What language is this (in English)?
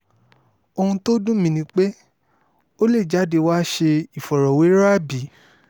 Yoruba